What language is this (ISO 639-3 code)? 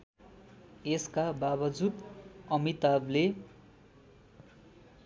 nep